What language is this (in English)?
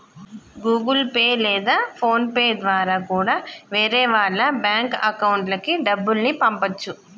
Telugu